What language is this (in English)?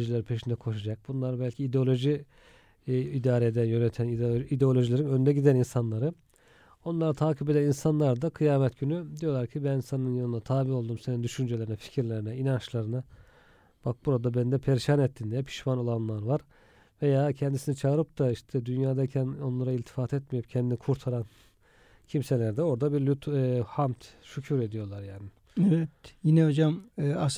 Turkish